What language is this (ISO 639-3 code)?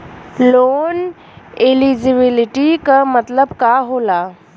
bho